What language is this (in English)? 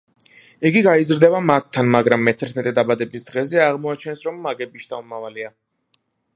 Georgian